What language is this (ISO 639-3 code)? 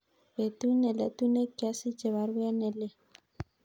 kln